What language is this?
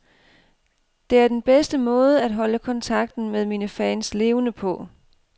Danish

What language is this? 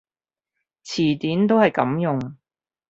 Cantonese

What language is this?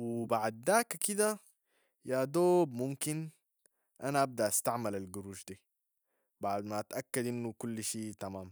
Sudanese Arabic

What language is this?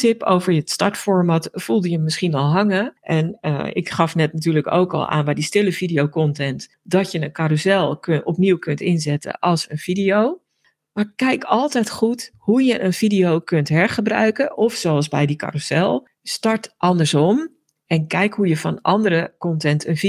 Dutch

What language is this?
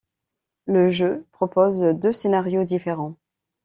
French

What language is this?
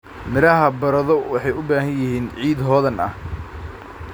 Somali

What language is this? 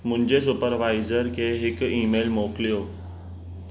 Sindhi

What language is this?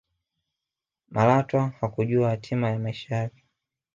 Swahili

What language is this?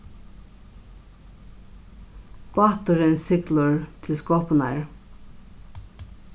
Faroese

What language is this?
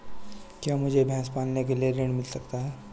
Hindi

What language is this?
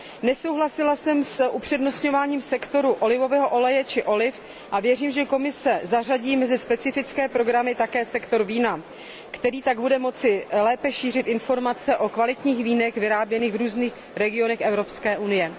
Czech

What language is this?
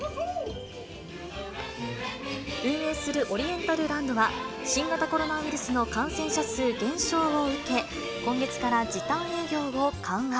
Japanese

